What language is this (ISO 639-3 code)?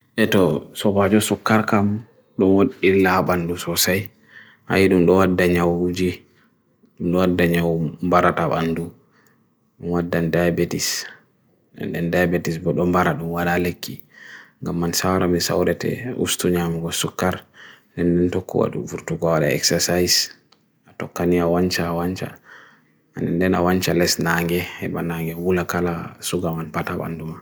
fui